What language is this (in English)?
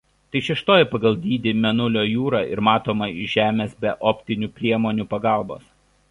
Lithuanian